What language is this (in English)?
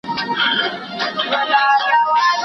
Pashto